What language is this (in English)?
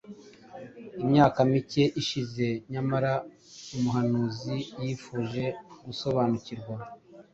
Kinyarwanda